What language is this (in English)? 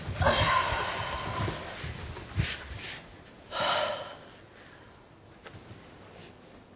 Japanese